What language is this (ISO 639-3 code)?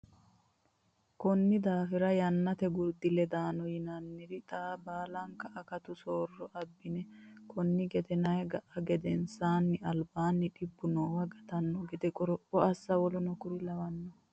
sid